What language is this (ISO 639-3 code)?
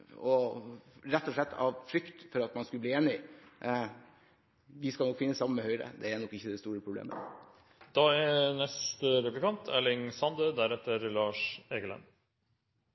nor